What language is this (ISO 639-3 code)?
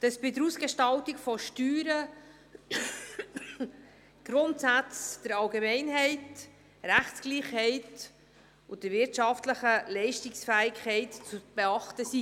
gsw